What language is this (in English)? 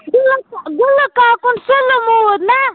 Kashmiri